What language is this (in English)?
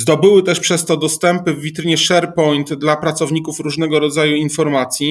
Polish